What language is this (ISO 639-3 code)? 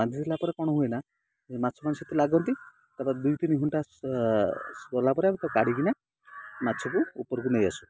ori